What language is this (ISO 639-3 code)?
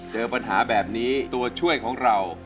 tha